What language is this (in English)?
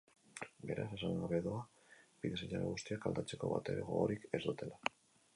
Basque